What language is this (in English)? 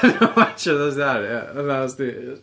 Welsh